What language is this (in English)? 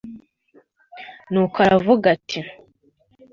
Kinyarwanda